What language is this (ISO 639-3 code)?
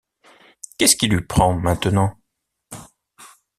fra